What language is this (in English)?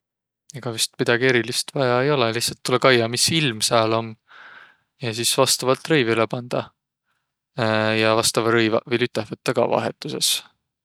Võro